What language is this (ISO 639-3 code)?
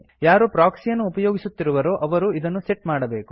kan